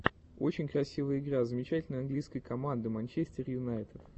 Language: Russian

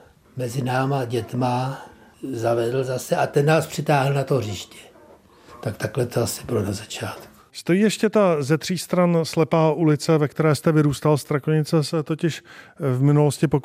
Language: Czech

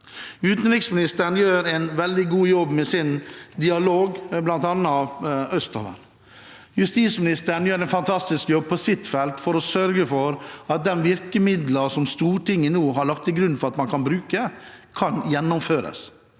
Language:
Norwegian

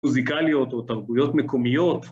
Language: Hebrew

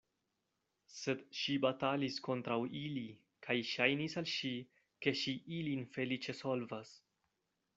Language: Esperanto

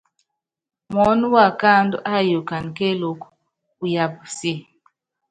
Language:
Yangben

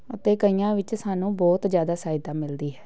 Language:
Punjabi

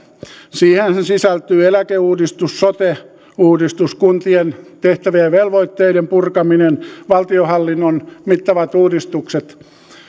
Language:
Finnish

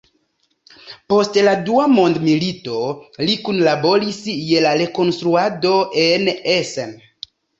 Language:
Esperanto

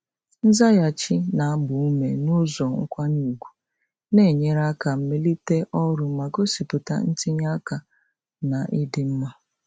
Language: Igbo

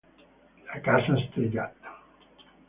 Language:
Italian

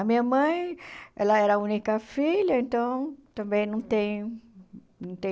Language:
Portuguese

